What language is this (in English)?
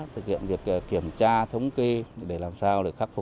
Vietnamese